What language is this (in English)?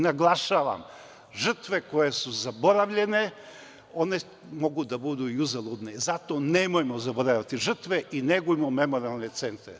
Serbian